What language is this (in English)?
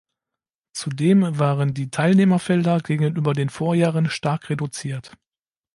German